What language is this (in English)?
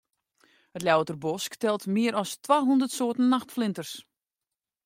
Western Frisian